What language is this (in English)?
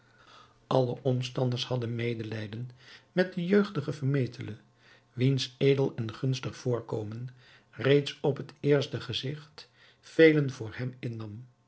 Dutch